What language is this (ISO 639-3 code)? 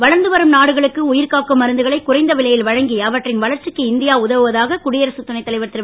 tam